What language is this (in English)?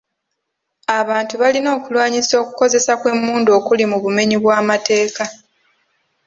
Ganda